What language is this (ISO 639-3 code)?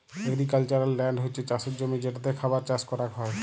ben